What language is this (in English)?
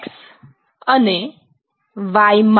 Gujarati